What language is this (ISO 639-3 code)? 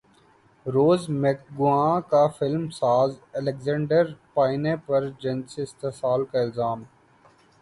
urd